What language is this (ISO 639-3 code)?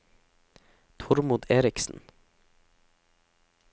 nor